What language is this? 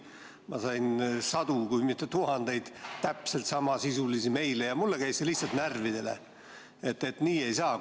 Estonian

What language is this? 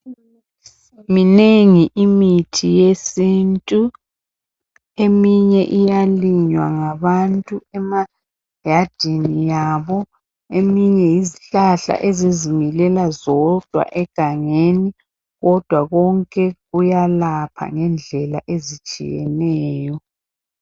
North Ndebele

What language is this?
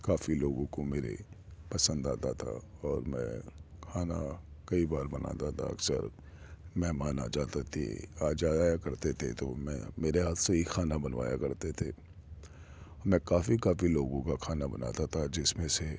Urdu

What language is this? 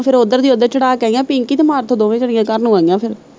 Punjabi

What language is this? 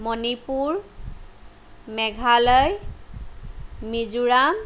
Assamese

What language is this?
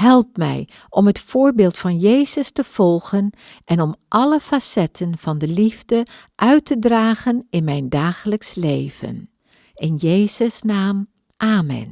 Dutch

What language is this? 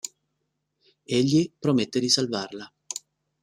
Italian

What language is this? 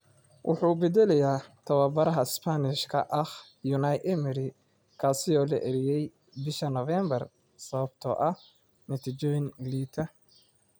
Somali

